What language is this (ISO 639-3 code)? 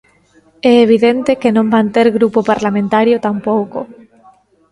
glg